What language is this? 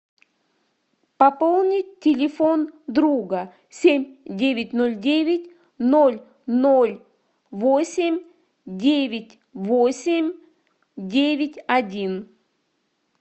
Russian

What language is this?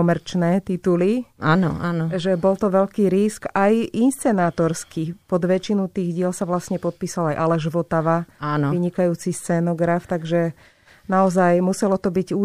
Slovak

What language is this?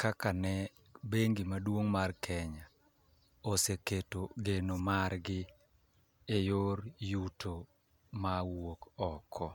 Luo (Kenya and Tanzania)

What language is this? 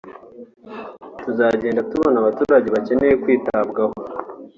Kinyarwanda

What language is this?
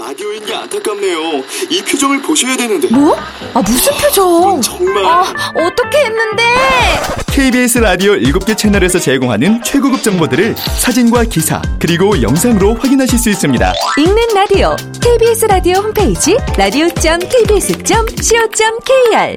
Korean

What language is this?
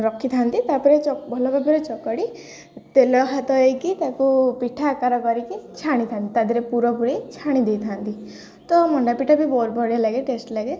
Odia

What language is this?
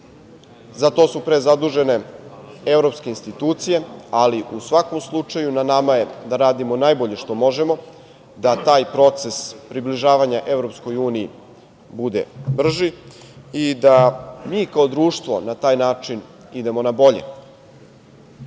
Serbian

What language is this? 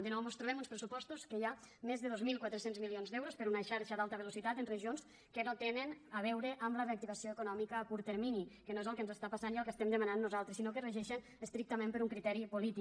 Catalan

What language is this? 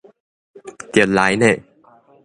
Min Nan Chinese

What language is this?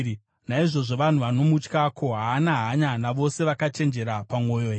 Shona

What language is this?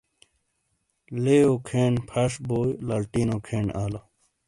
Shina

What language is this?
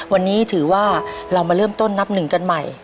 Thai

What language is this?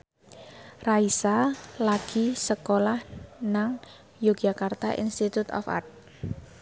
Javanese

